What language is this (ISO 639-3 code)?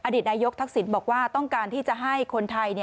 tha